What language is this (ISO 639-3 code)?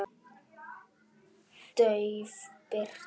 isl